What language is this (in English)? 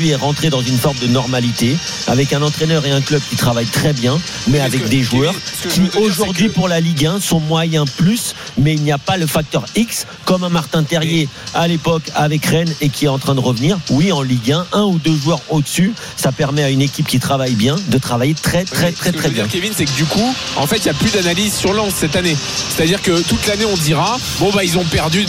French